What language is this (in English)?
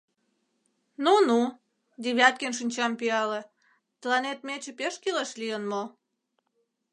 Mari